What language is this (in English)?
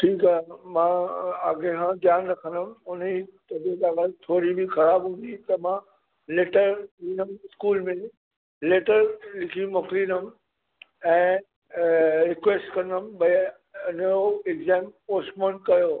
Sindhi